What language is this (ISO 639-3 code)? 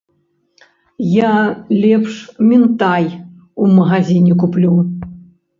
bel